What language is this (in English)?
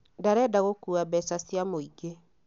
Kikuyu